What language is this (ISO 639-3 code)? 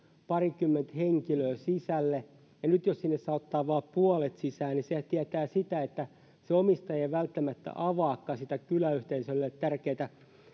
fin